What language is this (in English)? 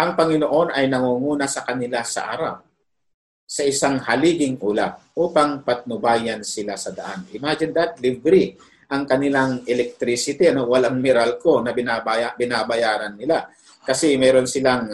Filipino